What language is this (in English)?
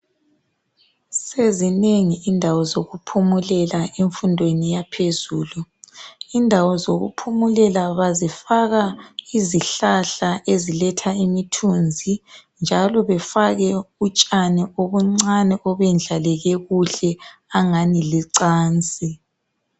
North Ndebele